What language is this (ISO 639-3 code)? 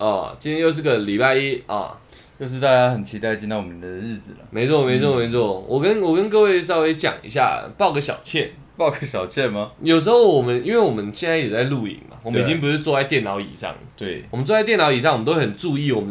zho